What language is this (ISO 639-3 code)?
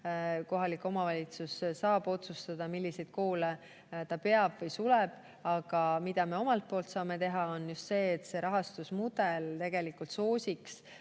est